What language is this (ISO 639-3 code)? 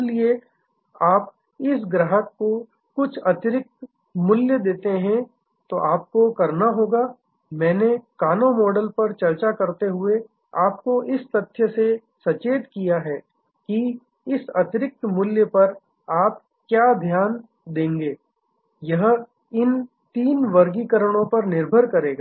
hin